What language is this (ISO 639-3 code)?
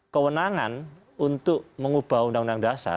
ind